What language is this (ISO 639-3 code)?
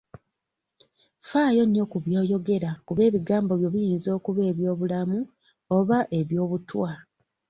lug